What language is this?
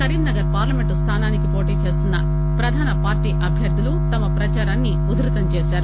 Telugu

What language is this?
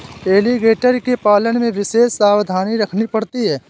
Hindi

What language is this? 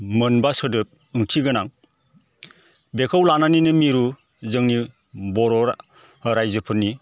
Bodo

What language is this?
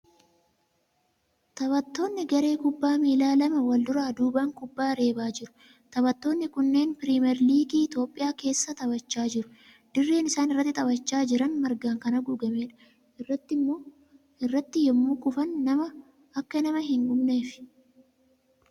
Oromo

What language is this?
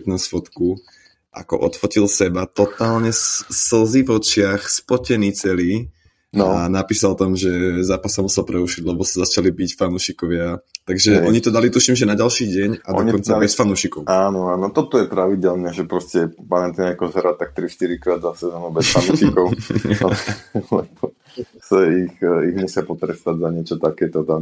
Slovak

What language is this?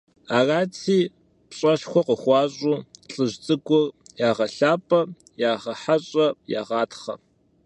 Kabardian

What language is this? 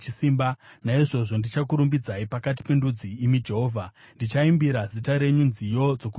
Shona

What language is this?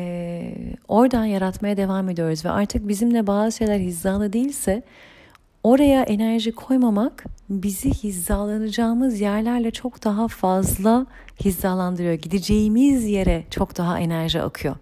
Turkish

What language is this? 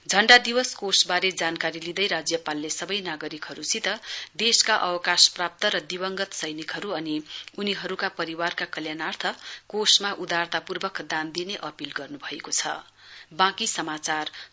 Nepali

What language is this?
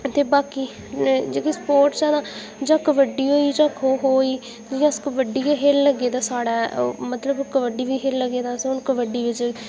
Dogri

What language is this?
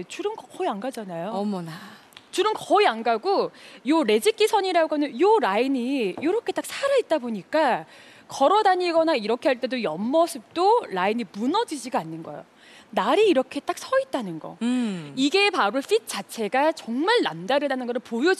Korean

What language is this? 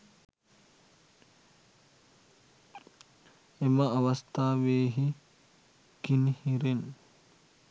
Sinhala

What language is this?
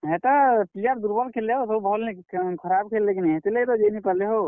Odia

